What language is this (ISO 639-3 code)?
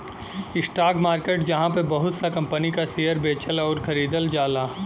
bho